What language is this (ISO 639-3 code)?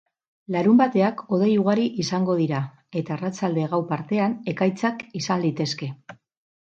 eus